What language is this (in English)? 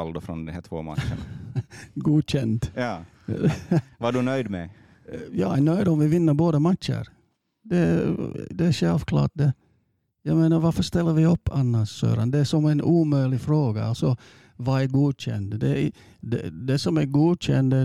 Swedish